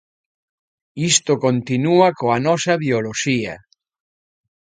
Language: Galician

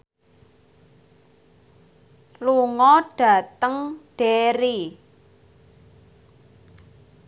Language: Javanese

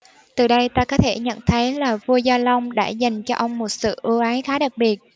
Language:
Vietnamese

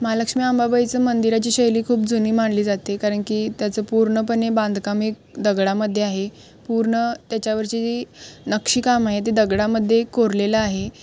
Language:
Marathi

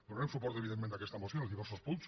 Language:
Catalan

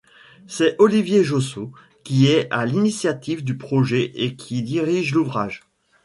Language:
French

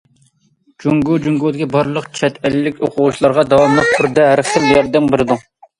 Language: Uyghur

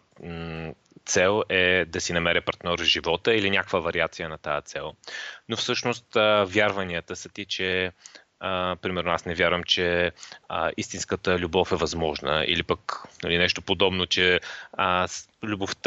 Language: Bulgarian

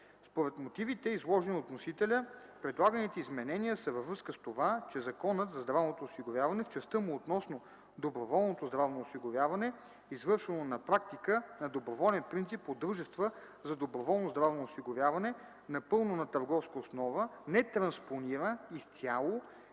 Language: Bulgarian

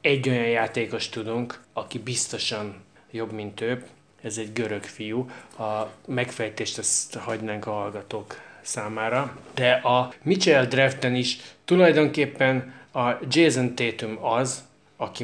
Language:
Hungarian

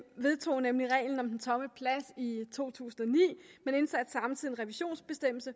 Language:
Danish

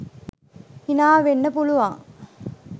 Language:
Sinhala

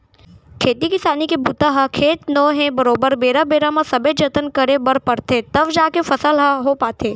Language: Chhattisgarhi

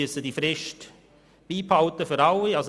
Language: Swiss German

